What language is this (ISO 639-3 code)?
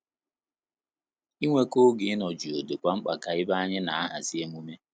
ibo